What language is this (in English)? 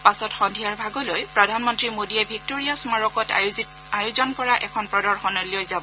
Assamese